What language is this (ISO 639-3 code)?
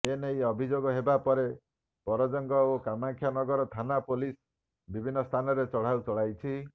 ori